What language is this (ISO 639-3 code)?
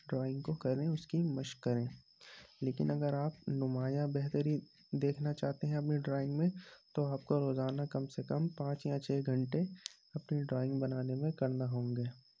urd